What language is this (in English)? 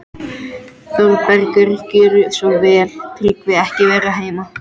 Icelandic